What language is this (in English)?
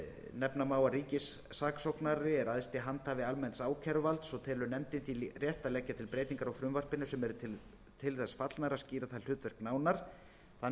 Icelandic